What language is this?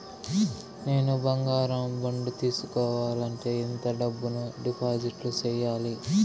Telugu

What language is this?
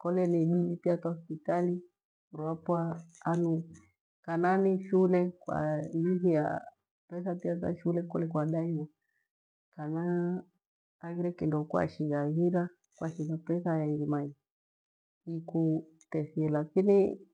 Gweno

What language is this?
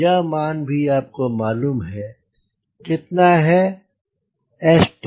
Hindi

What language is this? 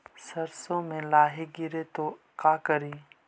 Magahi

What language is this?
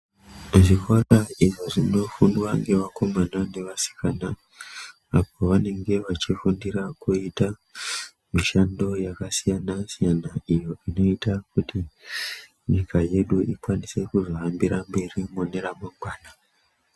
Ndau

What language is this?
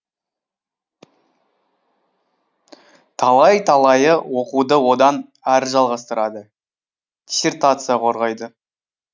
Kazakh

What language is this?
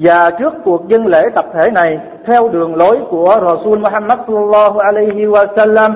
Vietnamese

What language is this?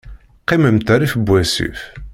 Kabyle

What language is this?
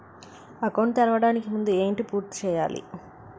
Telugu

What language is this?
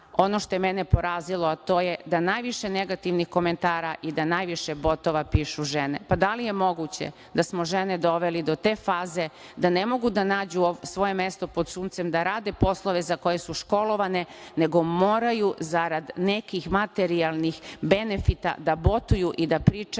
Serbian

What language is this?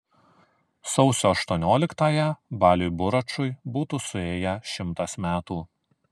Lithuanian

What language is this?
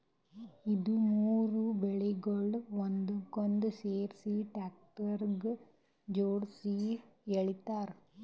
Kannada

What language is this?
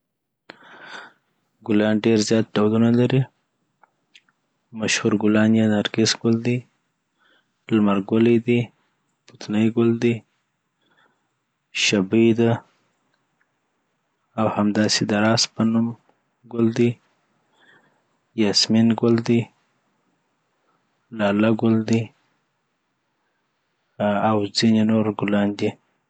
Southern Pashto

